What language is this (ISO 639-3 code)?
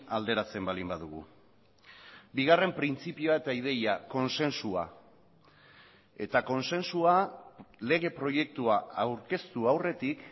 eus